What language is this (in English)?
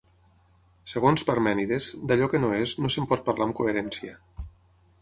Catalan